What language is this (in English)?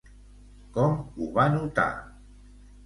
Catalan